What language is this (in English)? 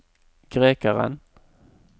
Norwegian